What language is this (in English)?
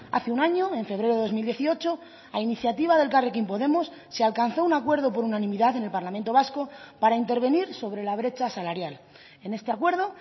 Spanish